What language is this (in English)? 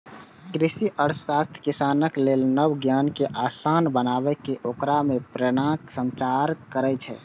Maithili